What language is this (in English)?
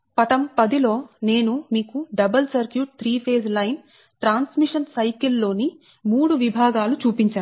Telugu